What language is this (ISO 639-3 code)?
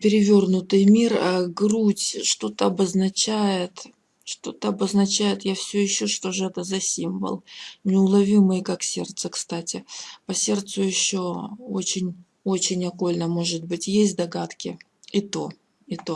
rus